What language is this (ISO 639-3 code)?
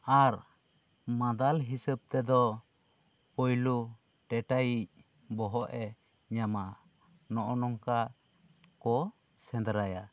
sat